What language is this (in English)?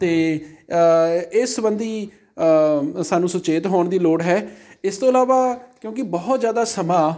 Punjabi